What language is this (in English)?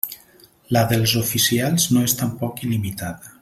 Catalan